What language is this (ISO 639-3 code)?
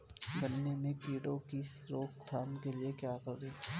hin